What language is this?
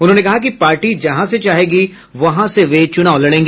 Hindi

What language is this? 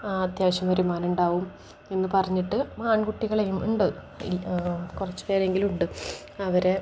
Malayalam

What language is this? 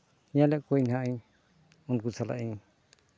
Santali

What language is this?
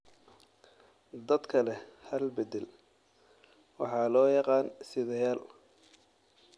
Somali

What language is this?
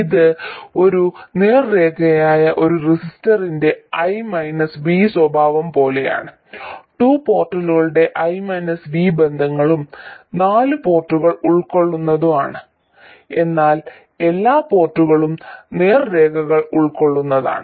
Malayalam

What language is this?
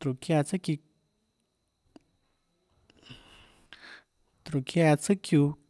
Tlacoatzintepec Chinantec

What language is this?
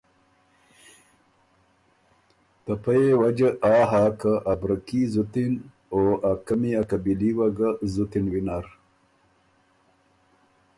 Ormuri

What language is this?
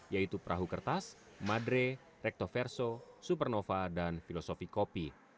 Indonesian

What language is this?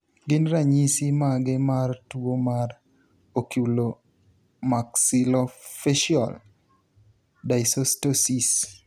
Luo (Kenya and Tanzania)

